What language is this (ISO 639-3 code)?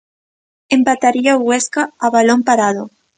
glg